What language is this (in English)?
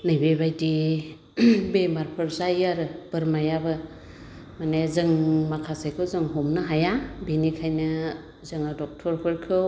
Bodo